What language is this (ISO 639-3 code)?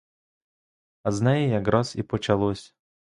ukr